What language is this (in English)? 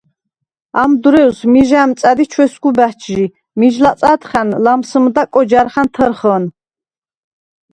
Svan